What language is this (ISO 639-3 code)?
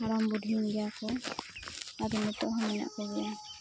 sat